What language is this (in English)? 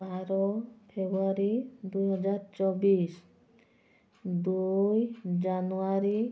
Odia